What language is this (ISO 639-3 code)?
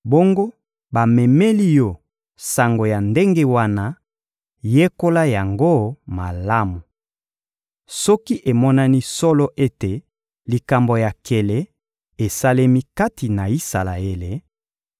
lin